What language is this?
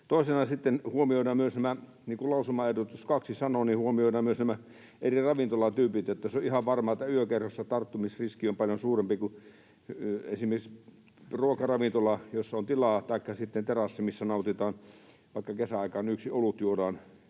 Finnish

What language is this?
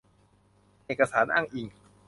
Thai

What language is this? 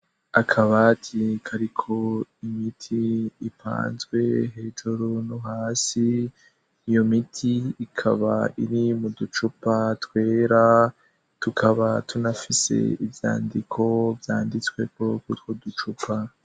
Rundi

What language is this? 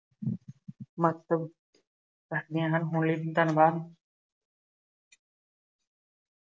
Punjabi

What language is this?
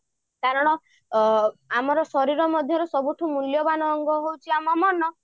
Odia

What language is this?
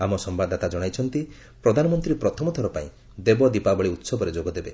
Odia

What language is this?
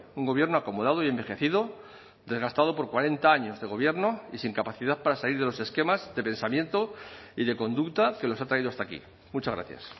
Spanish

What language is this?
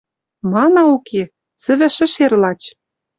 Western Mari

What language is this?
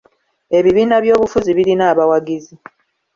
Ganda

